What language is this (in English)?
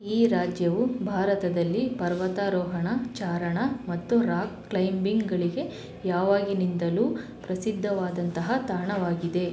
Kannada